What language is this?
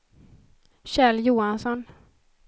Swedish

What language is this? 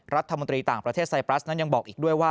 Thai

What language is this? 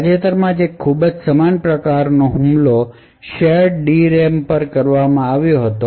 Gujarati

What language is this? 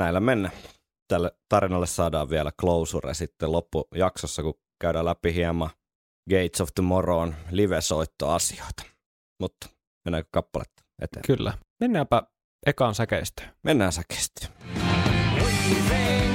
Finnish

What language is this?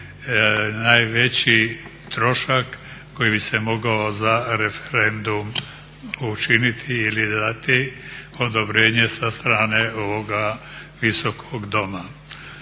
Croatian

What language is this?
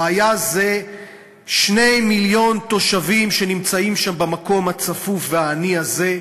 Hebrew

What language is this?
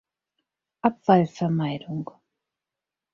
German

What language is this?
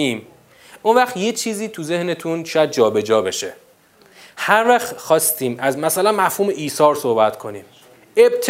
Persian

